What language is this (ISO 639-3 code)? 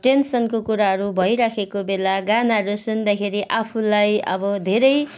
nep